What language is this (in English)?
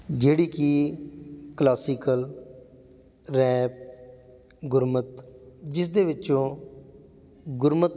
Punjabi